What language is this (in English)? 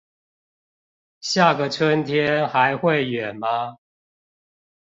Chinese